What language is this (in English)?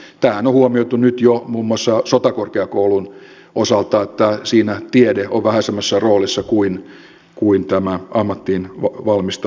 Finnish